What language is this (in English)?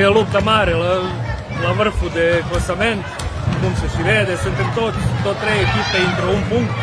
Romanian